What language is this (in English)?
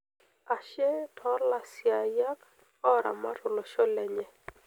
Masai